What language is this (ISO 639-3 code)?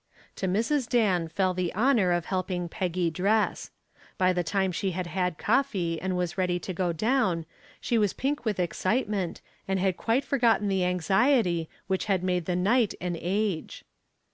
eng